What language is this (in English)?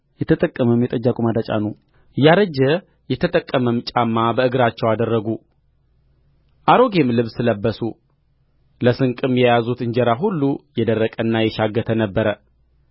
Amharic